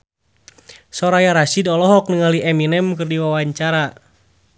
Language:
Sundanese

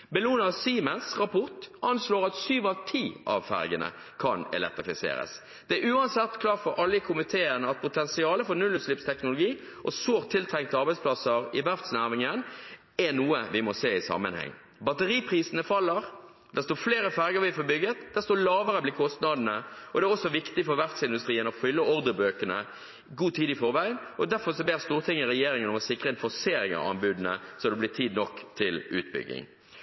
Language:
Norwegian Bokmål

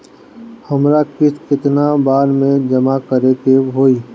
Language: Bhojpuri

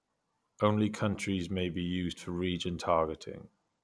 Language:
English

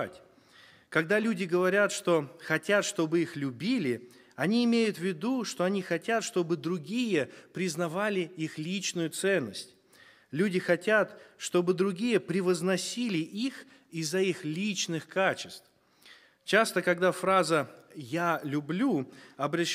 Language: Russian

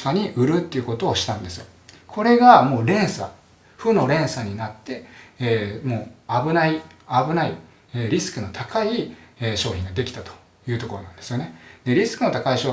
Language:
Japanese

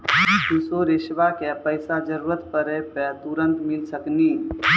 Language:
Maithili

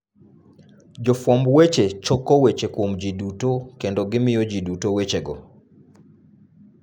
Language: Luo (Kenya and Tanzania)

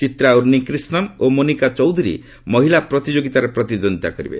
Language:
Odia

